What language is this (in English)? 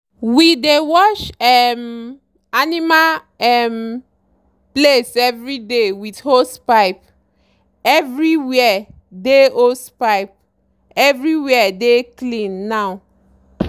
Nigerian Pidgin